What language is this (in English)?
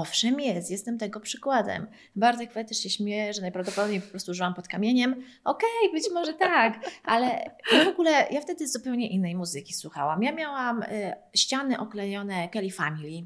Polish